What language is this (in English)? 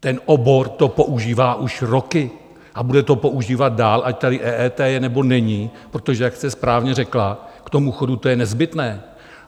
Czech